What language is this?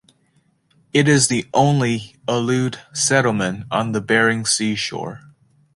English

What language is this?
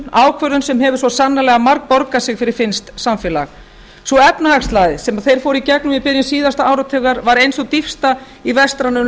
Icelandic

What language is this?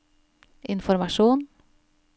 Norwegian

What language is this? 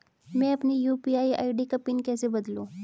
Hindi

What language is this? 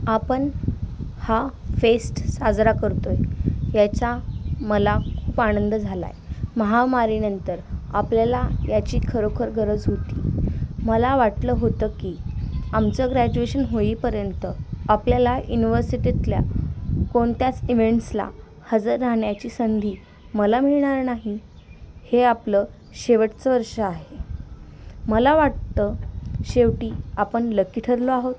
Marathi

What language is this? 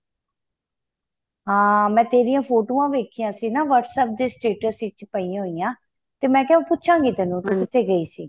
Punjabi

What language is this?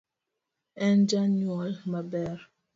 Luo (Kenya and Tanzania)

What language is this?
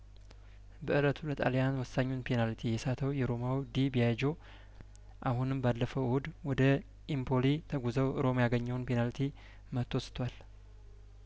Amharic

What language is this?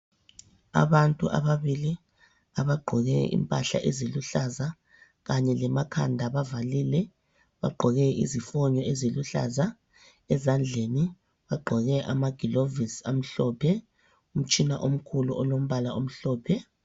North Ndebele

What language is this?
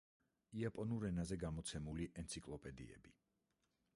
Georgian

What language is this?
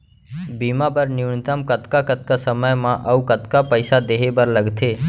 Chhattisgarhi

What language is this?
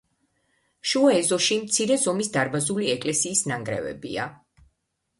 Georgian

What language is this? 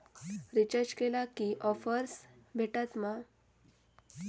Marathi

